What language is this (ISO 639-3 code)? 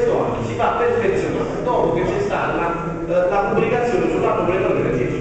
ita